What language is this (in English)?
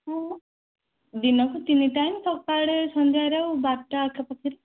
Odia